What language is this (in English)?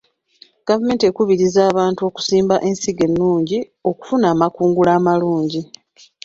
Ganda